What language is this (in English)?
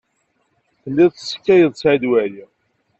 Kabyle